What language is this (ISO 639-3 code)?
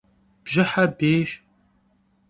kbd